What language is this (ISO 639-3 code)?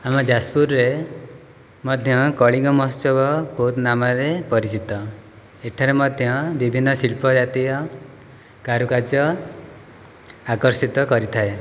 ori